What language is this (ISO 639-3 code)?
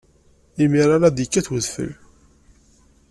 kab